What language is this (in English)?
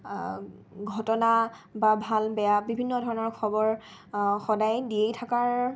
Assamese